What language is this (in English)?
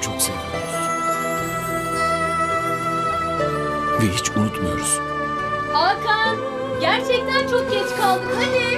Turkish